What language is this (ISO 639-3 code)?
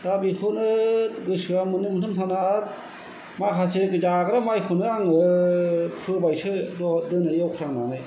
brx